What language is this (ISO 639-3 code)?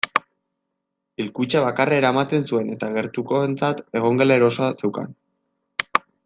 eus